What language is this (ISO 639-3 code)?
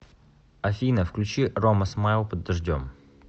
rus